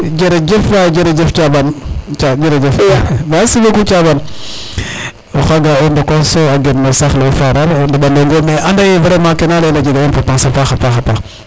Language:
Serer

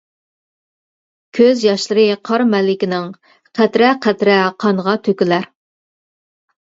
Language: Uyghur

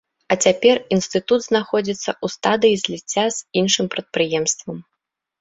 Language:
Belarusian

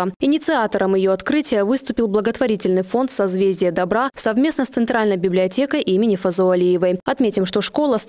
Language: Russian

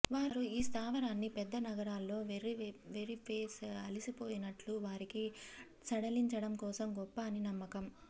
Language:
Telugu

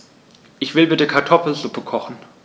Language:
German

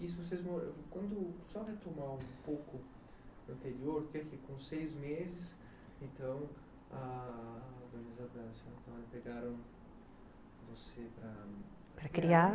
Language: Portuguese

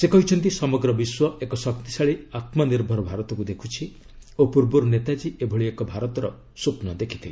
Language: Odia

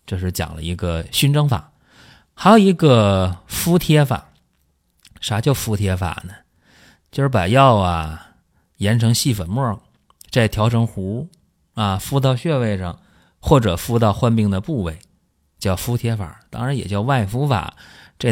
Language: Chinese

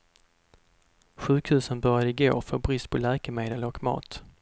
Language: Swedish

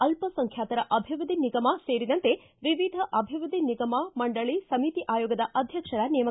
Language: Kannada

